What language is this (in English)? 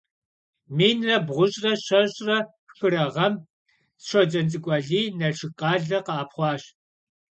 Kabardian